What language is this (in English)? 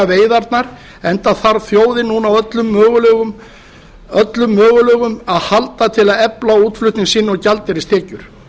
Icelandic